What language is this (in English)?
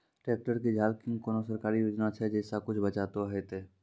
Maithili